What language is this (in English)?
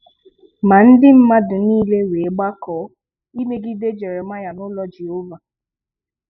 Igbo